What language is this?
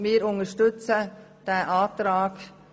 Swiss German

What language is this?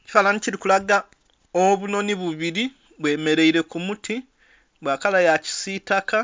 Soga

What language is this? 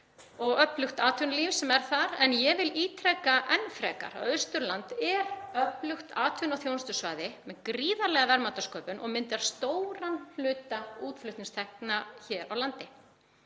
Icelandic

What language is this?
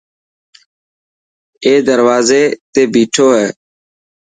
Dhatki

